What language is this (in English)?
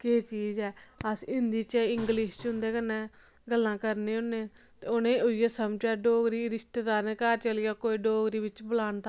Dogri